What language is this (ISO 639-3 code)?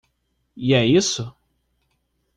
por